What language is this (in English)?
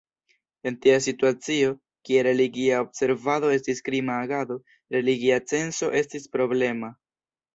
Esperanto